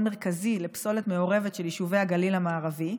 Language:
Hebrew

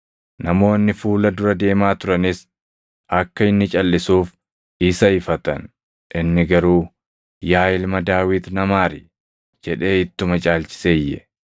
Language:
Oromo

